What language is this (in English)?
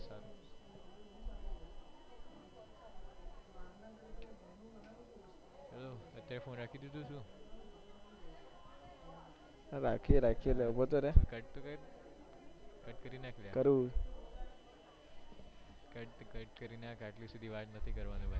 Gujarati